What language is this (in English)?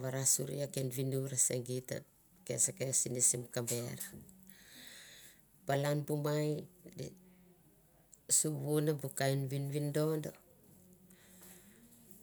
Mandara